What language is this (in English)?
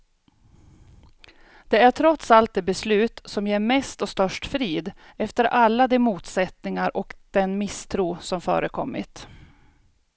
Swedish